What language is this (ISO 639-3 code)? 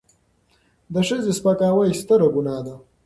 pus